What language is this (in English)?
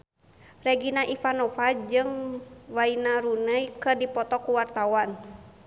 Sundanese